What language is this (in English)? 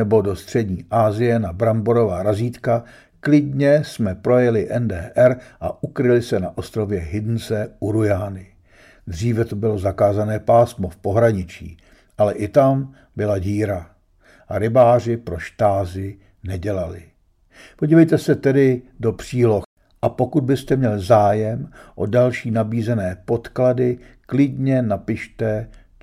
Czech